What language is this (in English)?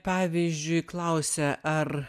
Lithuanian